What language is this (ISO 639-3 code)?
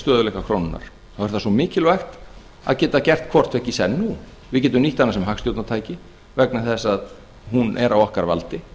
isl